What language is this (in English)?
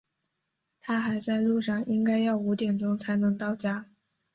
Chinese